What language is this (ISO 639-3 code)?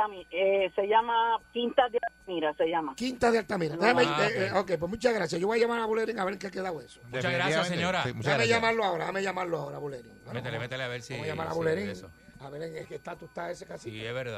spa